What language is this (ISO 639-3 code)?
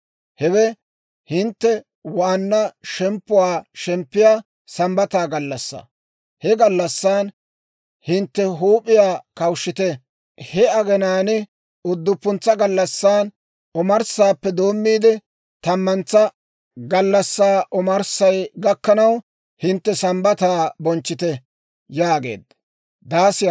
dwr